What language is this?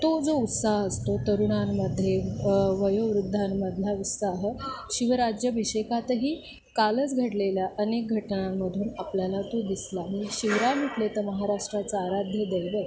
Marathi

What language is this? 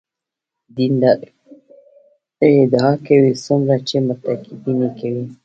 Pashto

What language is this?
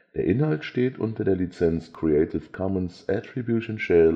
German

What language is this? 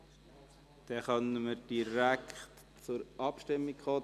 Swiss German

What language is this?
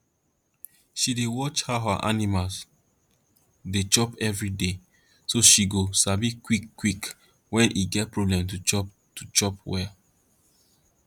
Nigerian Pidgin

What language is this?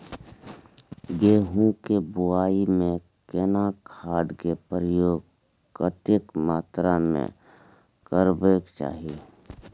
Maithili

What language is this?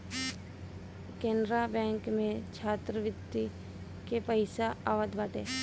Bhojpuri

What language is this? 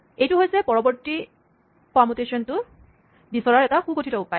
Assamese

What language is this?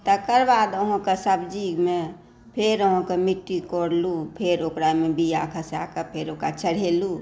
Maithili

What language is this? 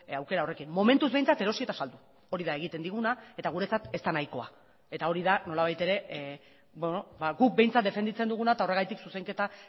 Basque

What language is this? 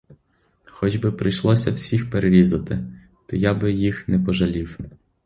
Ukrainian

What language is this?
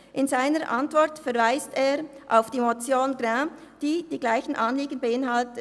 Swiss German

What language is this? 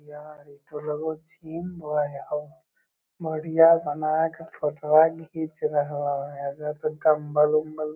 Magahi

